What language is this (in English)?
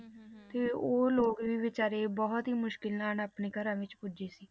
Punjabi